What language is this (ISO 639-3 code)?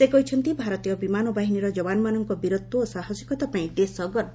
ori